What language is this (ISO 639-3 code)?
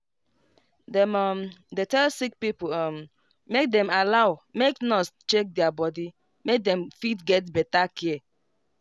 pcm